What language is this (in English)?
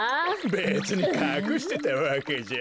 Japanese